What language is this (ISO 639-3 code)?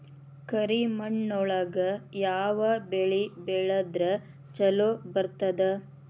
kan